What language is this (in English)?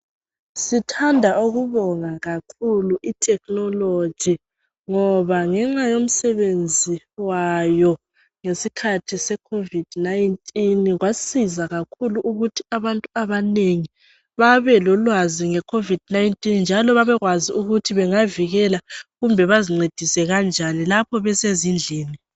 North Ndebele